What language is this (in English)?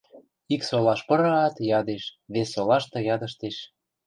Western Mari